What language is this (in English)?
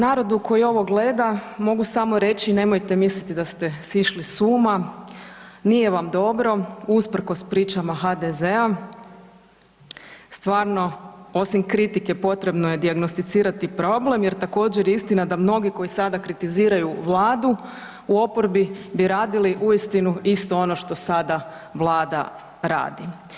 Croatian